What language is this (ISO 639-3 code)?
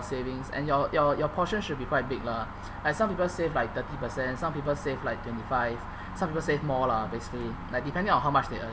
eng